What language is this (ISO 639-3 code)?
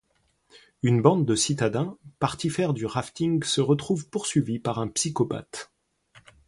fra